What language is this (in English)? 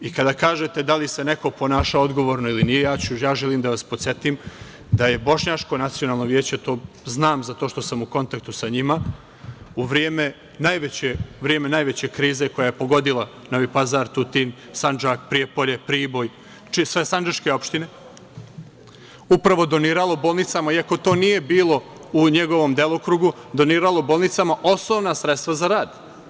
Serbian